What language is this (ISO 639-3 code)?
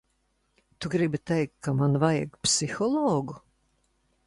lav